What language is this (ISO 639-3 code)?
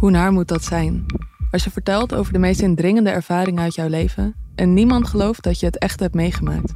nld